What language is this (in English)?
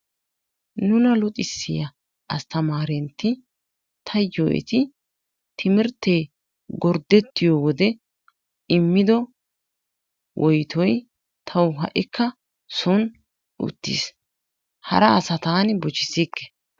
Wolaytta